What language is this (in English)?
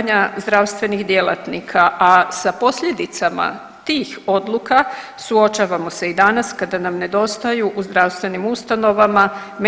Croatian